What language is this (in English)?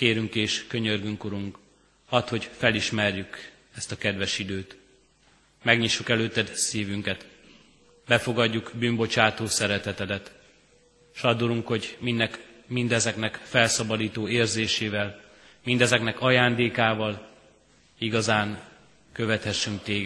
Hungarian